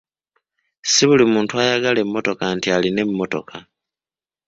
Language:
Ganda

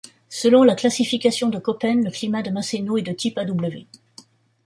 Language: French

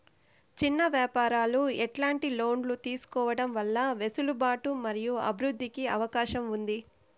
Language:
Telugu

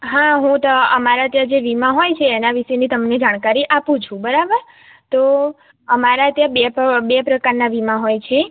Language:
Gujarati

